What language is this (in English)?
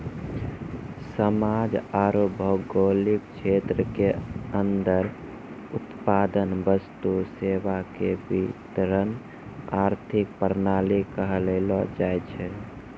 Maithili